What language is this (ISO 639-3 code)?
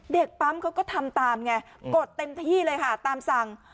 tha